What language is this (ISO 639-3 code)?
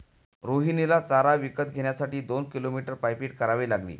mar